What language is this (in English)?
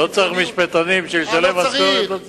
Hebrew